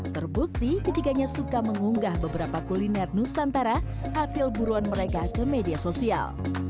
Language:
Indonesian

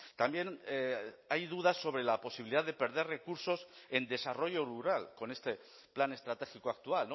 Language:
Spanish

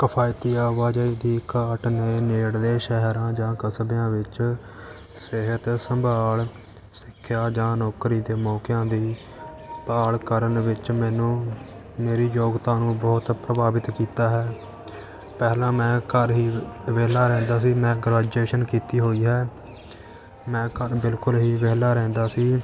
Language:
Punjabi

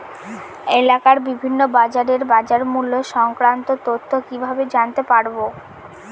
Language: Bangla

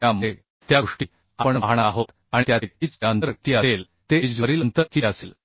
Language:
Marathi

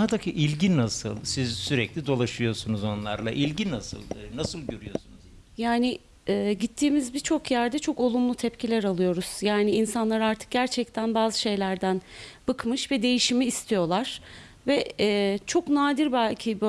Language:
Turkish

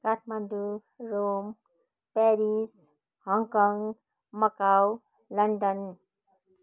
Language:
Nepali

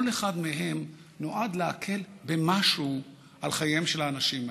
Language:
Hebrew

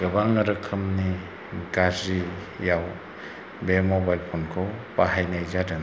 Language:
Bodo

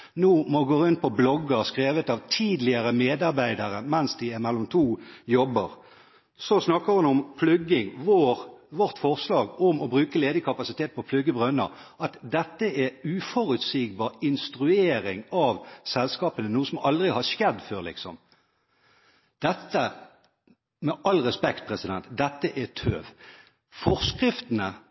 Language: Norwegian Bokmål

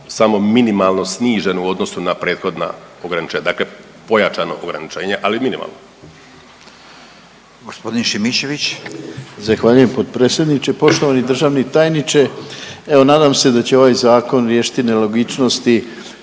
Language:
Croatian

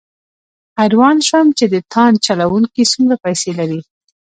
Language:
Pashto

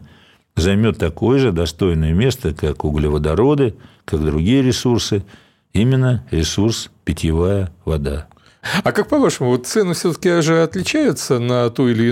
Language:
Russian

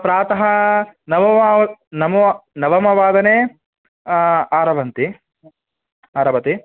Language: Sanskrit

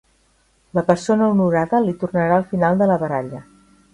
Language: Catalan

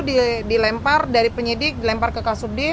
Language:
Indonesian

